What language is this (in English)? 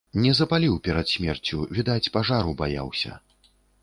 Belarusian